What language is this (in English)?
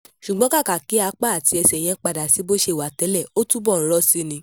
Yoruba